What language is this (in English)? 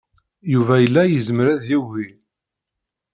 Kabyle